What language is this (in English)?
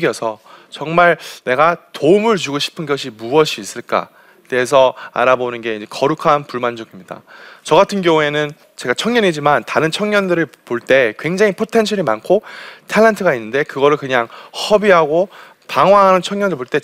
Korean